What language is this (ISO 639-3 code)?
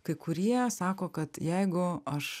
lit